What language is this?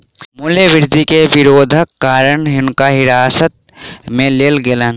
Maithili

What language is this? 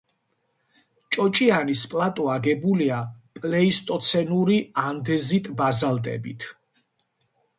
Georgian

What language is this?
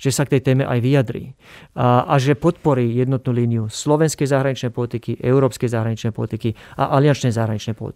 Slovak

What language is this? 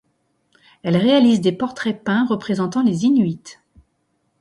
French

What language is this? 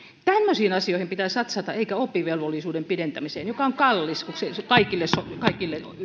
Finnish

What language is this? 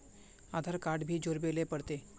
Magahi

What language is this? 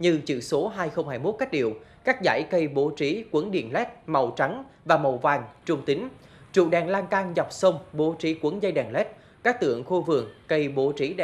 Vietnamese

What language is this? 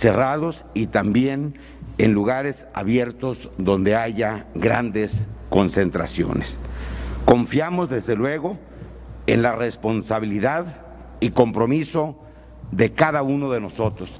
Spanish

